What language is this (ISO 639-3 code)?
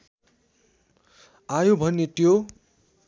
nep